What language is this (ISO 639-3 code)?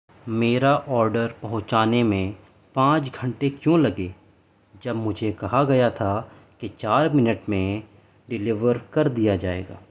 urd